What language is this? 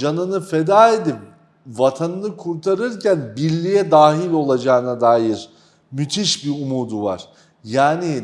Turkish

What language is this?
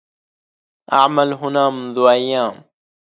Arabic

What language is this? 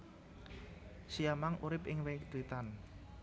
Javanese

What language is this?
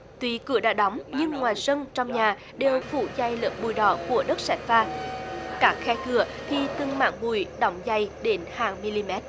Vietnamese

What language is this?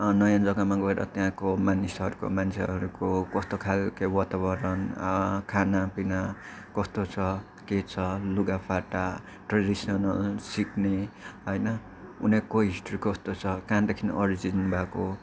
Nepali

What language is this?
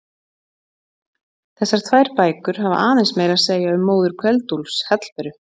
Icelandic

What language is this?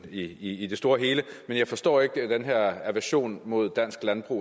Danish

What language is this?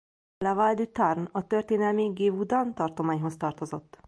Hungarian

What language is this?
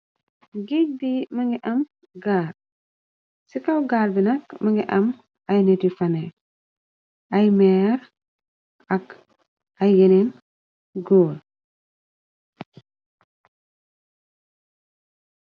Wolof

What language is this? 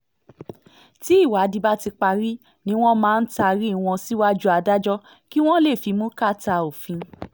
Yoruba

